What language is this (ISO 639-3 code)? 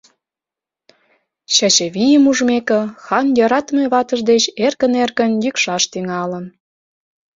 chm